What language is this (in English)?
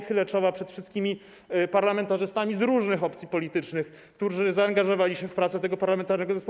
Polish